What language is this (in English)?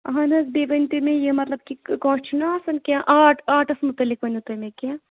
Kashmiri